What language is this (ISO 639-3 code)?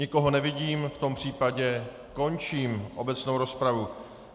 ces